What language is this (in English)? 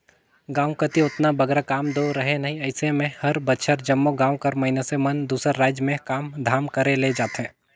Chhattisgarhi